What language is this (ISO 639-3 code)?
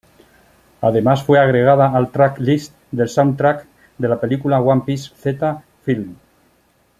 spa